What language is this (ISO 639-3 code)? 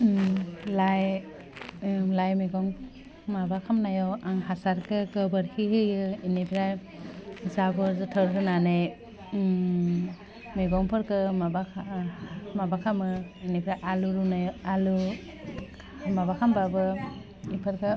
brx